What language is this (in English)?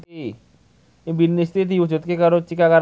Javanese